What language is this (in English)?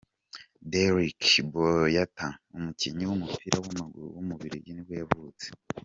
Kinyarwanda